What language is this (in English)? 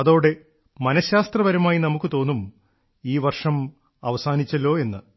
Malayalam